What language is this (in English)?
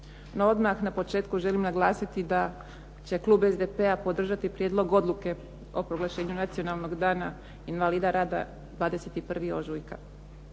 Croatian